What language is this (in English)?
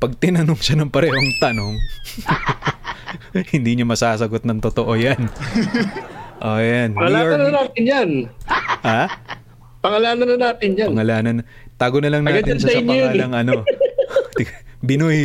Filipino